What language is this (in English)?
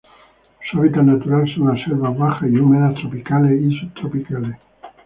Spanish